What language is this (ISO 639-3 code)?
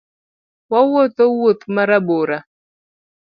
luo